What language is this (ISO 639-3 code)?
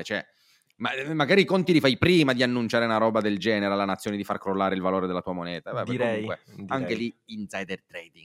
ita